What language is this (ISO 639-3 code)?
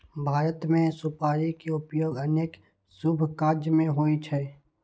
mai